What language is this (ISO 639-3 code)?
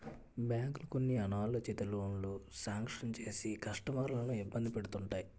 tel